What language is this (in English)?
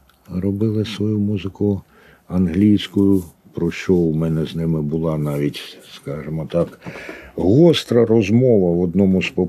Ukrainian